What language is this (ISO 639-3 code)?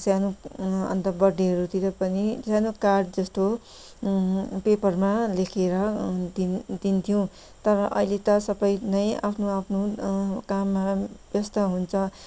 nep